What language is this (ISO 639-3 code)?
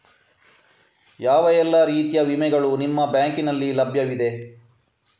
kan